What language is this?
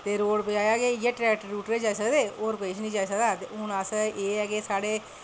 Dogri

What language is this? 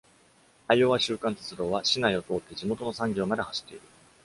Japanese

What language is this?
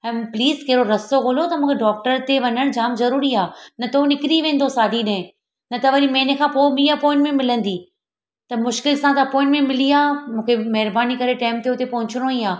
Sindhi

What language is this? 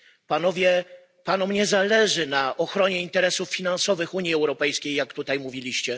Polish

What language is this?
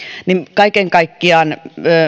Finnish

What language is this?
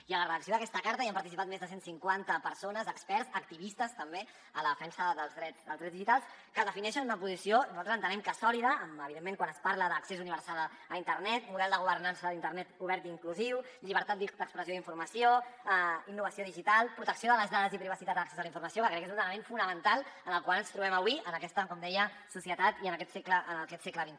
Catalan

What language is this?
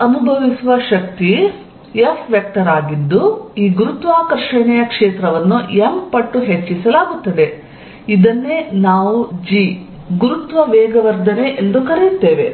Kannada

